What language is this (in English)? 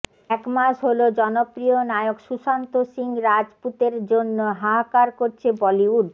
Bangla